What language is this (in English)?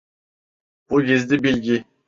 Turkish